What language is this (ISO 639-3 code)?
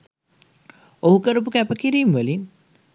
sin